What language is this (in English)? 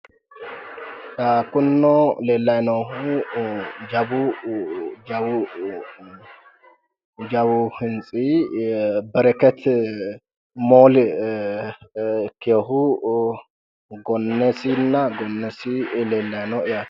Sidamo